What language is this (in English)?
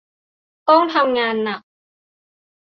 Thai